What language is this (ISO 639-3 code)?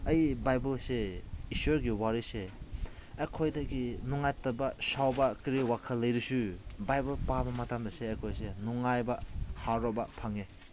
mni